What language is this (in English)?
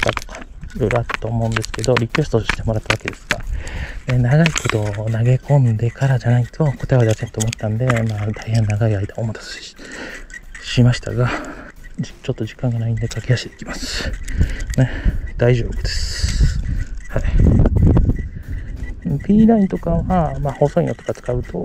Japanese